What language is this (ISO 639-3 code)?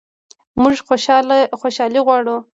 pus